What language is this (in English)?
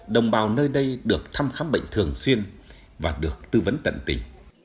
Vietnamese